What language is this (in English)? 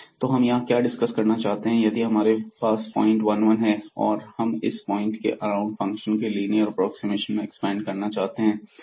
Hindi